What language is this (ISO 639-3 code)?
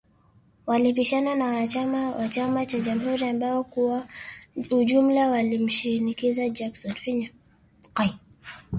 swa